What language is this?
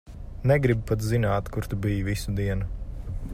Latvian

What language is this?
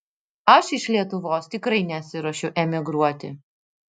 Lithuanian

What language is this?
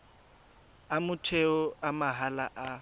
Tswana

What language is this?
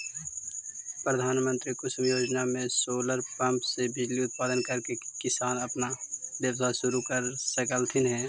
Magahi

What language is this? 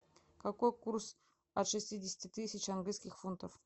Russian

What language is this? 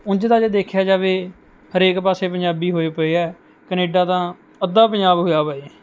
Punjabi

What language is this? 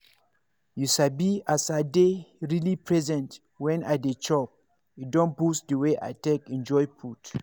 Nigerian Pidgin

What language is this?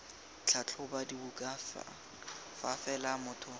Tswana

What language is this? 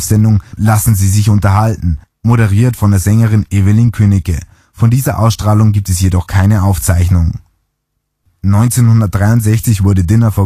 German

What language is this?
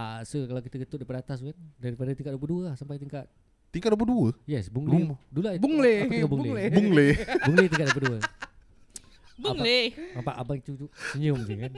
Malay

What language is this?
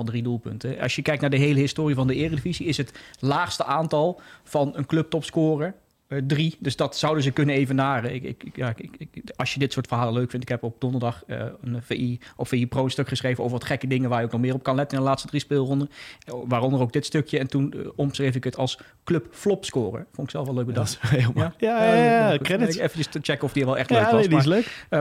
Dutch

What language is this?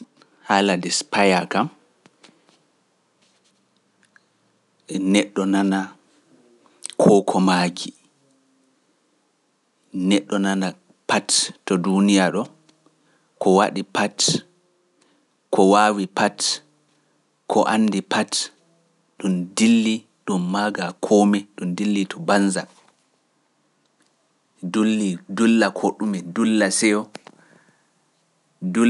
Pular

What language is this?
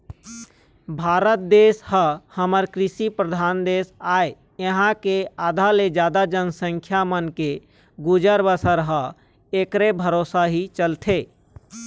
Chhattisgarhi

